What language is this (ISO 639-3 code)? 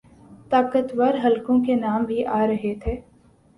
urd